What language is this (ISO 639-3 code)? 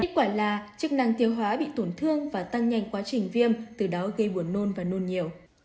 vie